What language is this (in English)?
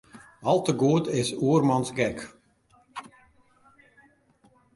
Western Frisian